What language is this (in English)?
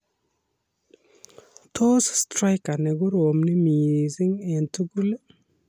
Kalenjin